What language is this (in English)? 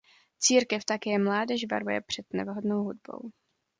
Czech